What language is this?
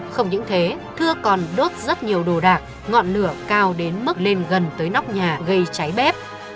Vietnamese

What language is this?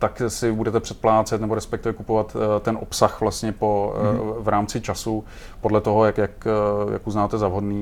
Czech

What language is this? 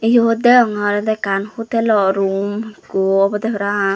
Chakma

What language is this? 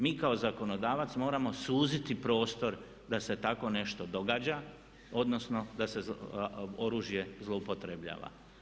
Croatian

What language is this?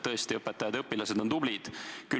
Estonian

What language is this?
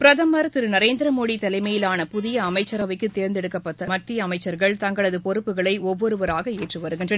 Tamil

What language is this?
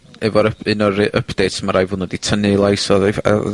Welsh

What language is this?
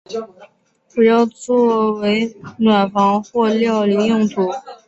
Chinese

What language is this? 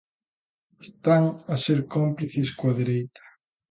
Galician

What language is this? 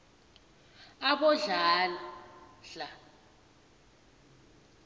South Ndebele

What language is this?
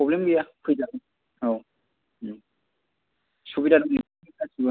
Bodo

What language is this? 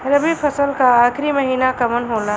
Bhojpuri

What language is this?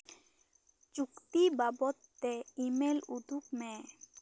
Santali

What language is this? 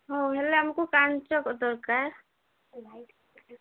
Odia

